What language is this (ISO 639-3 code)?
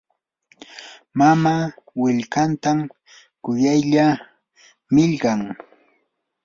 qur